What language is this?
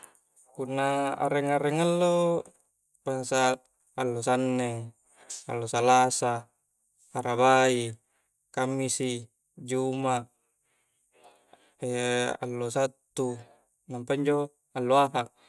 Coastal Konjo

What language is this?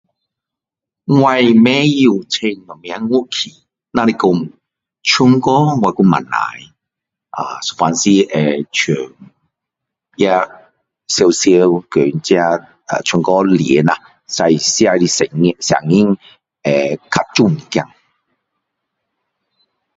Min Dong Chinese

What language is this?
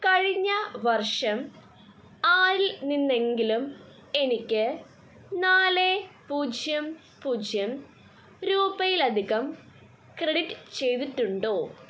Malayalam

